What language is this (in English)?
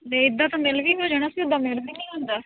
Punjabi